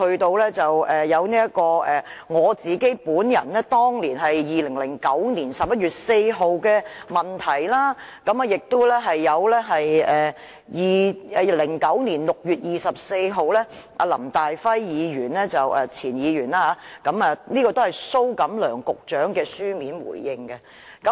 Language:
Cantonese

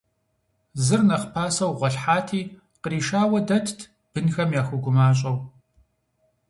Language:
Kabardian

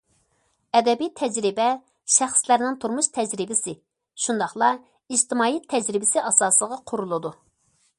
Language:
Uyghur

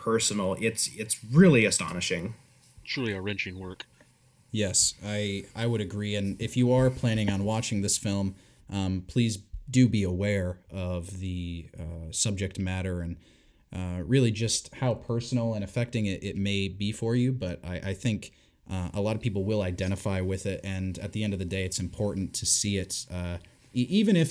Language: English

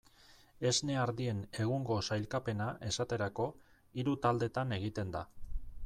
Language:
Basque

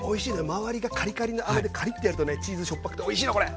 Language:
Japanese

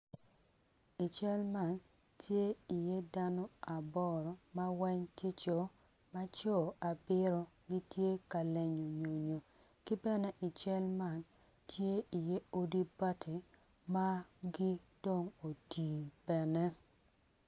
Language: Acoli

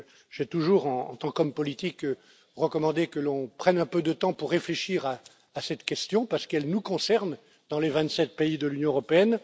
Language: French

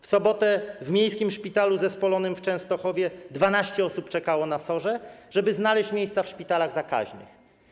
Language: Polish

